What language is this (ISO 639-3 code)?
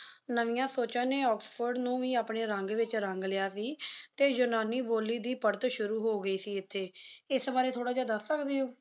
pan